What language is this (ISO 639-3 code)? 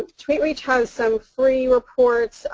eng